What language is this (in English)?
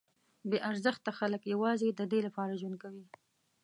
Pashto